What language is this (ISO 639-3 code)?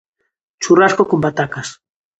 glg